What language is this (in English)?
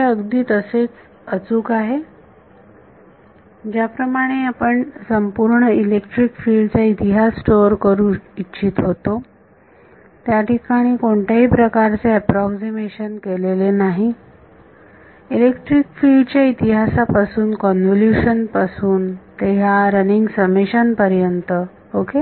Marathi